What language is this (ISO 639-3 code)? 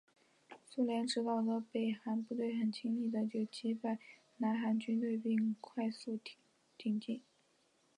zho